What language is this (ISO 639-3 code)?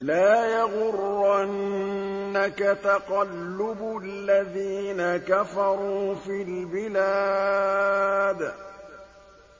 ara